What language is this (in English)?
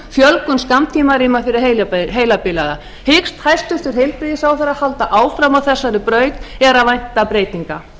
Icelandic